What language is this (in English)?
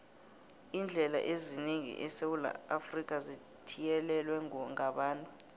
South Ndebele